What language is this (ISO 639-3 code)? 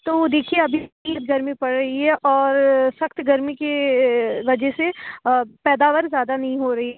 urd